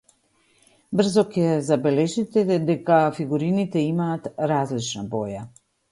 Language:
Macedonian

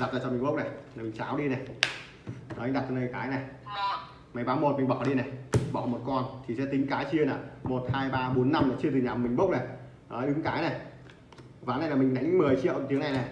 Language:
Vietnamese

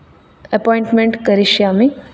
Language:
Sanskrit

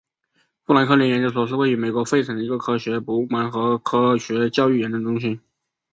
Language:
Chinese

